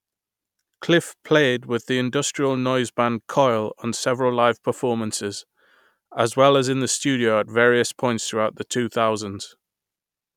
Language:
English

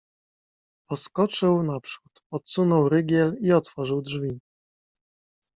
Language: Polish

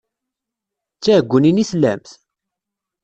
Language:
Kabyle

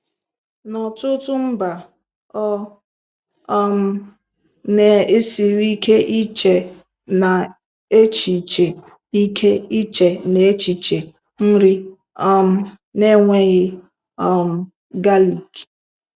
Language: Igbo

